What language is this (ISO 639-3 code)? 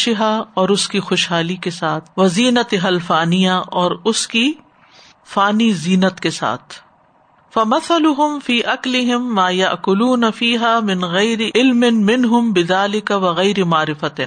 urd